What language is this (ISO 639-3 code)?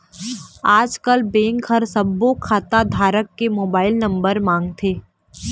hne